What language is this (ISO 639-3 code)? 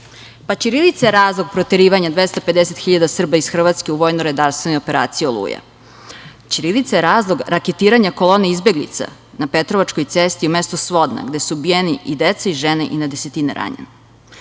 srp